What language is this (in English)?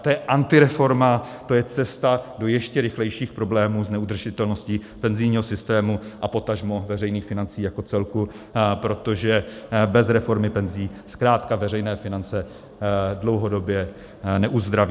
Czech